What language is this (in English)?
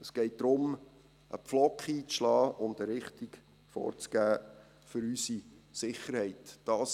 Swiss German